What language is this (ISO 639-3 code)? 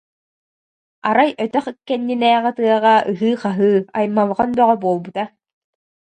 sah